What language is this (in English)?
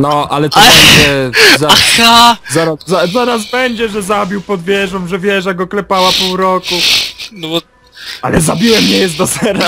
Polish